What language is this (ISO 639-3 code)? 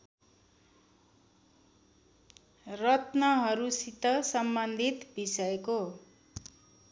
nep